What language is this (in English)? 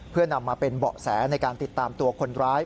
Thai